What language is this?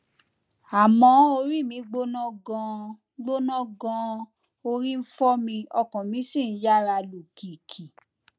Yoruba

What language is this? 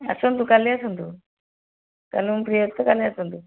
Odia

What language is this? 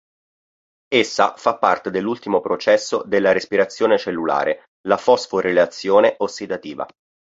Italian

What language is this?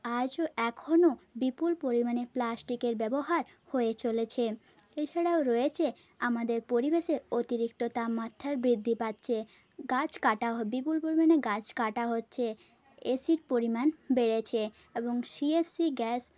Bangla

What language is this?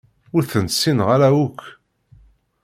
Kabyle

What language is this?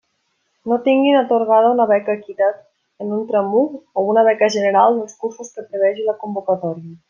Catalan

